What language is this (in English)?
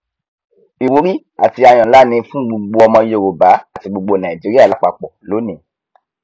Yoruba